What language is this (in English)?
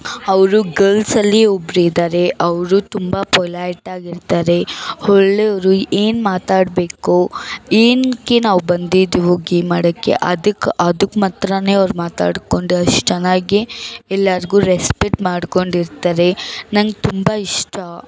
Kannada